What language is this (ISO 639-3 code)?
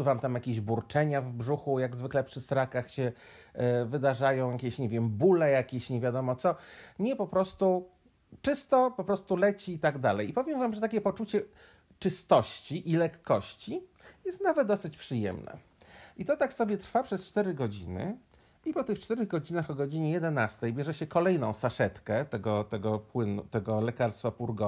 pol